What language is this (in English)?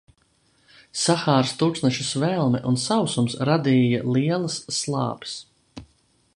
Latvian